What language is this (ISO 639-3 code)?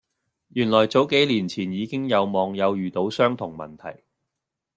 yue